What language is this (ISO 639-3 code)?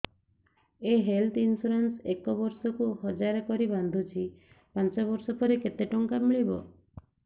ori